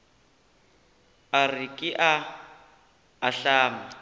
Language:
Northern Sotho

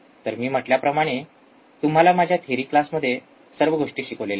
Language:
Marathi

